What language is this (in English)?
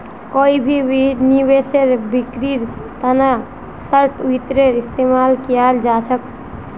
Magahi